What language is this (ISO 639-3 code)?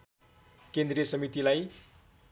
nep